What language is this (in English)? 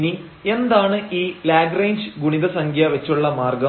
Malayalam